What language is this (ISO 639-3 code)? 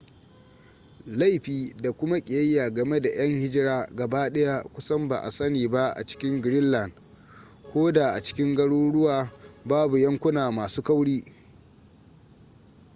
hau